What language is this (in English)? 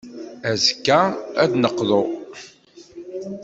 Kabyle